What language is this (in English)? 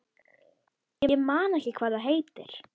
Icelandic